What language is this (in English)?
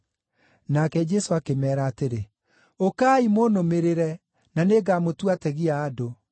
Kikuyu